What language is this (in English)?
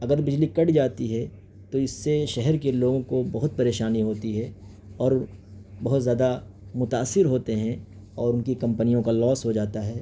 Urdu